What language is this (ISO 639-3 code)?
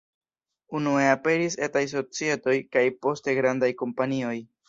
epo